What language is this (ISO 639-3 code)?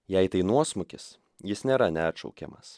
lit